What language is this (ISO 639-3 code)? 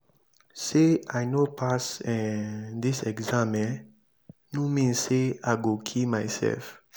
pcm